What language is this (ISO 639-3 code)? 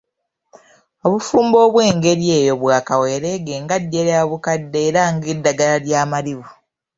lug